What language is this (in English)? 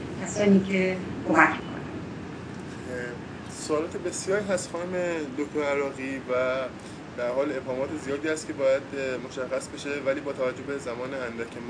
Persian